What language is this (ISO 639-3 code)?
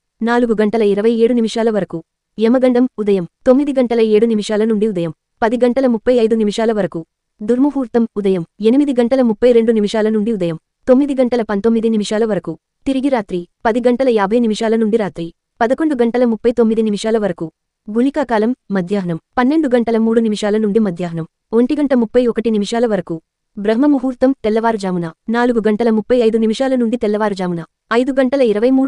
tel